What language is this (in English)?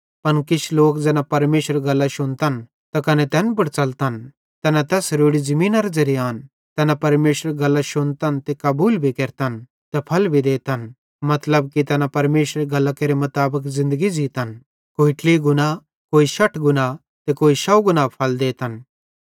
Bhadrawahi